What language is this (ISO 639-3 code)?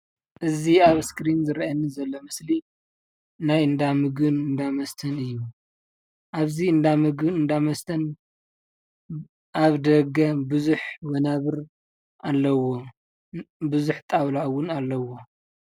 tir